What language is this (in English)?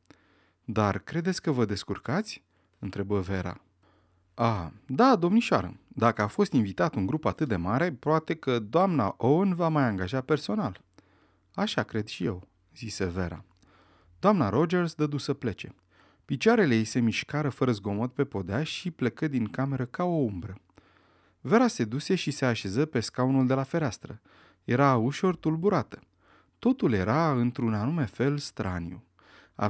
Romanian